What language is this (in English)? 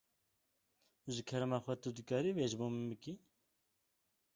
Kurdish